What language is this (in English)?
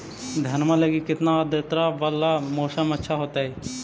Magahi